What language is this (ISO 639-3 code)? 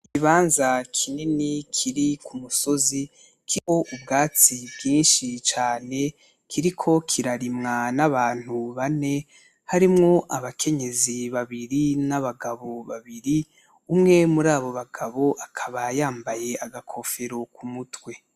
run